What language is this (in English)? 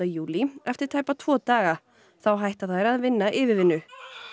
Icelandic